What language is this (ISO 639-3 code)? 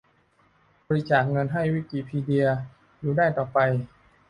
tha